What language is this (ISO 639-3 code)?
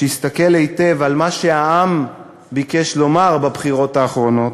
heb